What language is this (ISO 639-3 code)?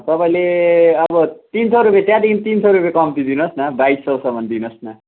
nep